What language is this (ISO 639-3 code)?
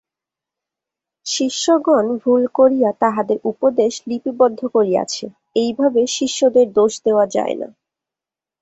ben